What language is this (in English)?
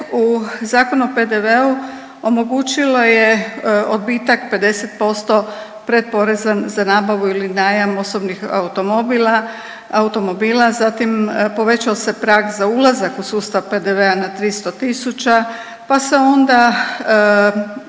Croatian